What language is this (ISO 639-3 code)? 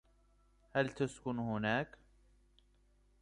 ara